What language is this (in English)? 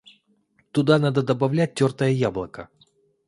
Russian